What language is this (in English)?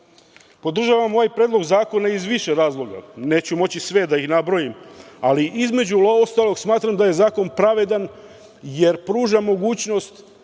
Serbian